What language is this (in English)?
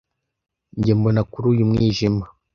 Kinyarwanda